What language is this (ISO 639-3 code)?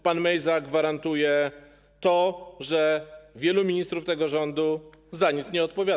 pol